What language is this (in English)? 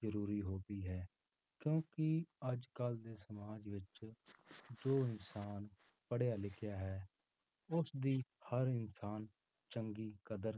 Punjabi